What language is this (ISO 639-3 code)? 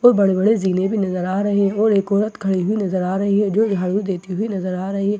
hin